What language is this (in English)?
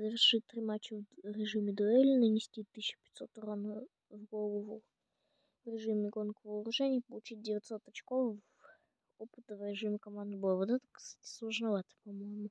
Russian